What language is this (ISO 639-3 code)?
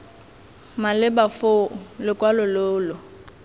tsn